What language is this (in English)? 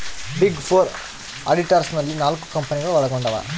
Kannada